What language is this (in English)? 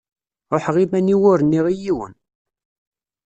Kabyle